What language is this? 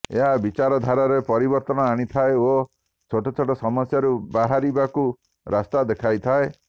Odia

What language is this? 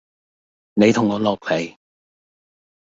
Cantonese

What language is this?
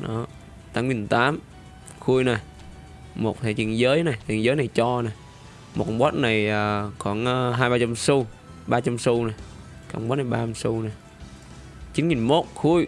Vietnamese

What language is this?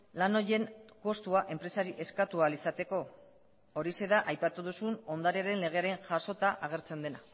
Basque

